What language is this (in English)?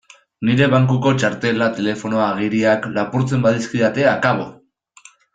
Basque